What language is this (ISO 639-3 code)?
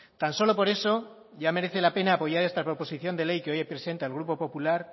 spa